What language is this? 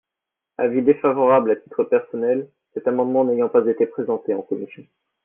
French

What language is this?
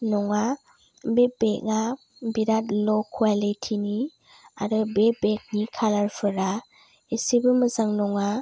Bodo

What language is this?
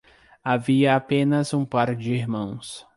Portuguese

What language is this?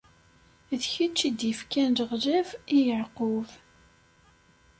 Kabyle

